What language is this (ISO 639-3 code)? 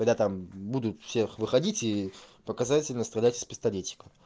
rus